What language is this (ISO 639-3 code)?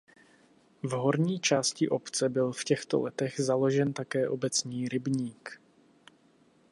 ces